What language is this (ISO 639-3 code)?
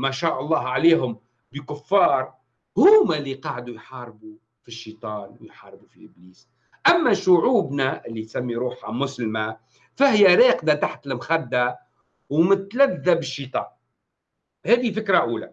ara